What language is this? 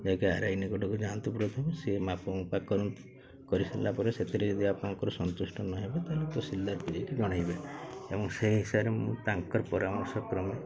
Odia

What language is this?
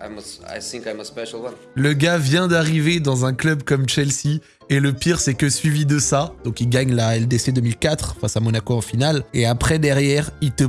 French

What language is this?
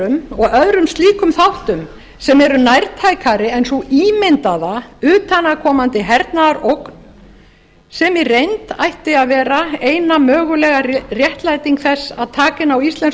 Icelandic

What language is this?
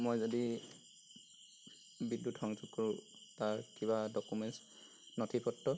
Assamese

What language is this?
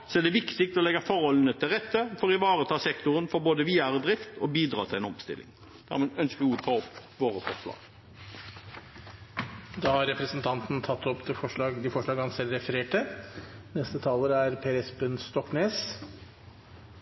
Norwegian Bokmål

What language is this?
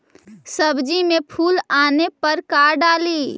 Magahi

